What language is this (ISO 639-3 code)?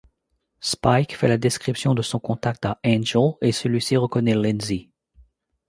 fra